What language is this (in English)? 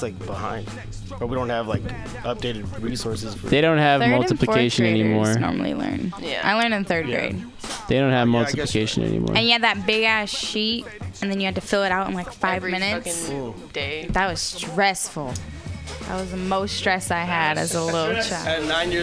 English